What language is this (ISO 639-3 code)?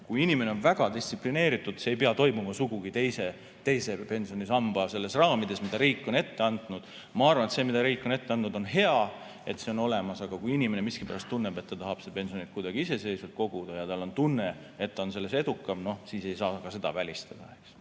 est